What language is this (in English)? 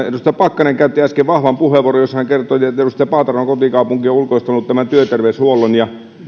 Finnish